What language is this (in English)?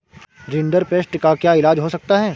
Hindi